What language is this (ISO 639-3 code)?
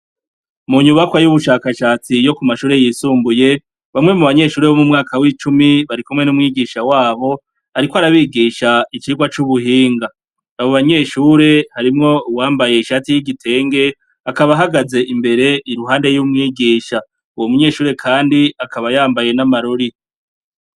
run